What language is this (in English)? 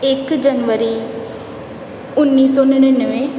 Punjabi